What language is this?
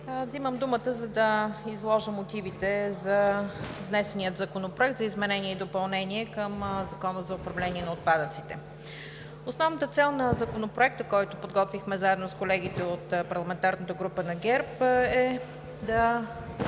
Bulgarian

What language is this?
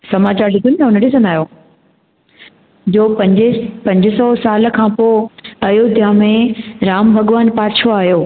Sindhi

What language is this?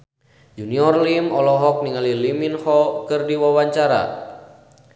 Sundanese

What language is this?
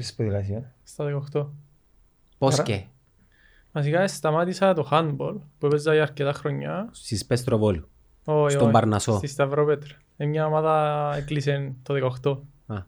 Greek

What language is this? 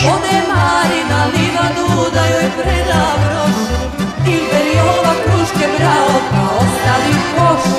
Romanian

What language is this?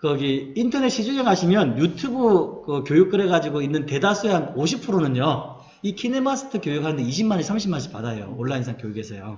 Korean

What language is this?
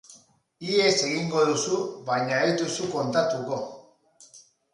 Basque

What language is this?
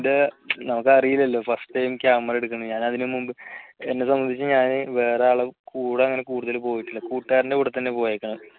Malayalam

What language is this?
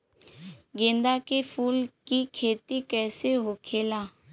Bhojpuri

